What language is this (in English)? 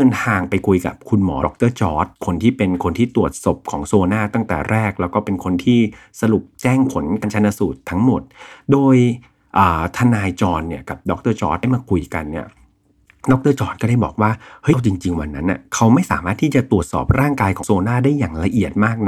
Thai